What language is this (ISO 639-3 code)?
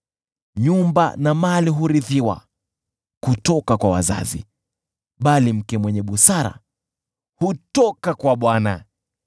swa